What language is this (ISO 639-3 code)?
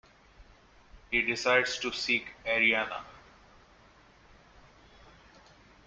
eng